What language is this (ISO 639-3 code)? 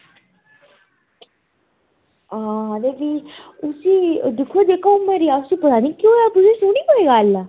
doi